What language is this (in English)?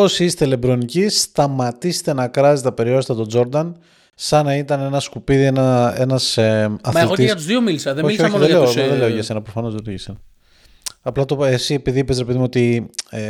Greek